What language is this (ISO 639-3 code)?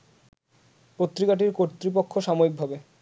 ben